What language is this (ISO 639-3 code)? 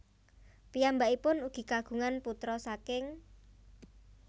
jav